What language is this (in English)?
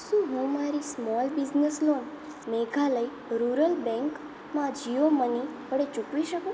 Gujarati